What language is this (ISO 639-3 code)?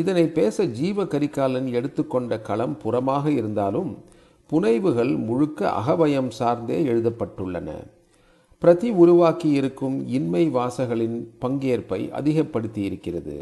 tam